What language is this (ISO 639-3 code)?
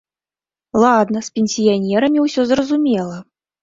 bel